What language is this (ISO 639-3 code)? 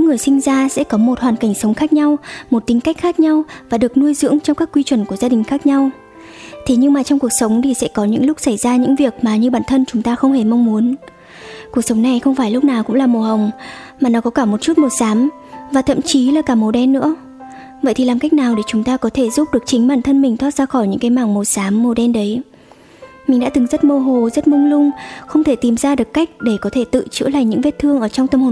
vie